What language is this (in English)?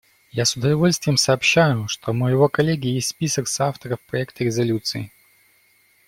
Russian